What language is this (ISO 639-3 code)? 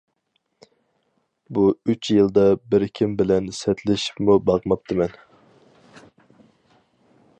uig